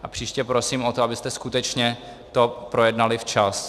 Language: Czech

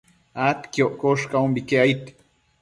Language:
Matsés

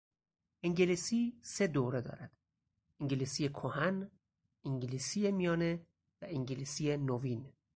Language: Persian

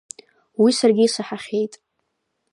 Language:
Abkhazian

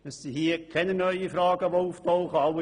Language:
Swiss German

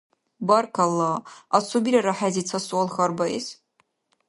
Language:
Dargwa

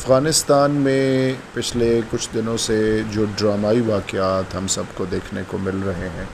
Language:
Urdu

